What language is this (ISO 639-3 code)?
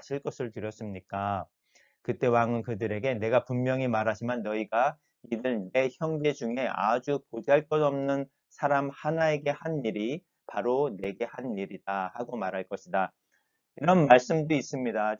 kor